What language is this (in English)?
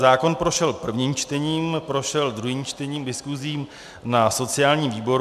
Czech